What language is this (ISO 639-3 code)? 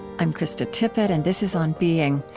eng